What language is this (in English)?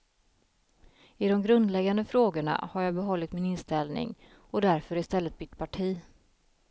Swedish